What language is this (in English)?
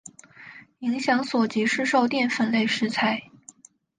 Chinese